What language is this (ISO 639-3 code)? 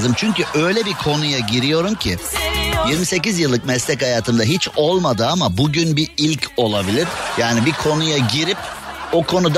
tur